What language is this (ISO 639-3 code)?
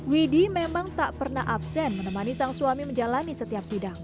ind